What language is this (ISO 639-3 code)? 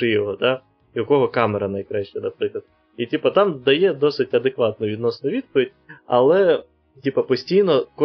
ukr